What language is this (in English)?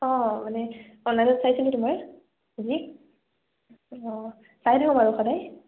Assamese